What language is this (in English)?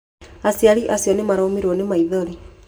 Kikuyu